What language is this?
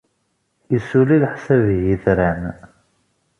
Kabyle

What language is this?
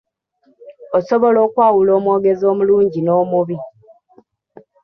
Ganda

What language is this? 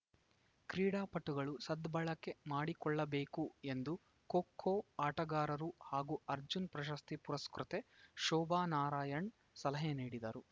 Kannada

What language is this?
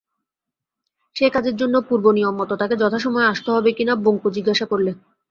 Bangla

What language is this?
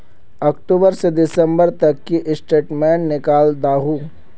Magahi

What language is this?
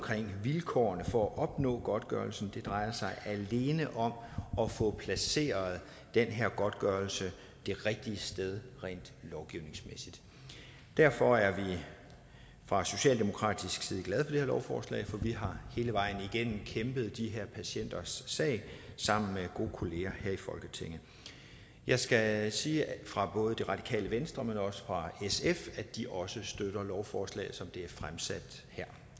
Danish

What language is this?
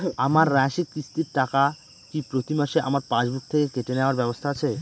Bangla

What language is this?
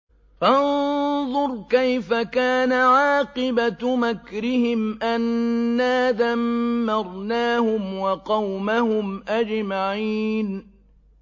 Arabic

